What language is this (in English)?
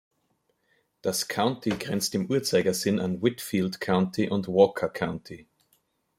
German